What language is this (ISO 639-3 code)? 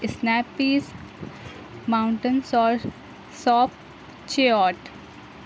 urd